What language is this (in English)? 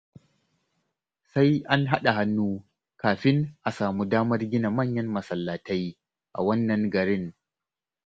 Hausa